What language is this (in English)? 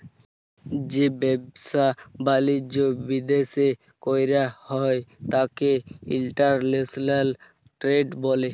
Bangla